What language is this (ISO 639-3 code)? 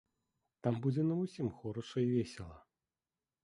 bel